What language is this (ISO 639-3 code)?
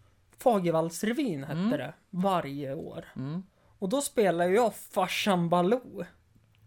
swe